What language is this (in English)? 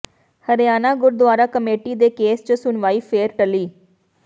Punjabi